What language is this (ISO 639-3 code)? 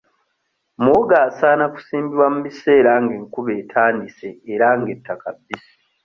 lug